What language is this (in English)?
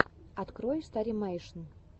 Russian